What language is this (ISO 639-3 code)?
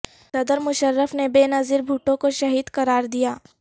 urd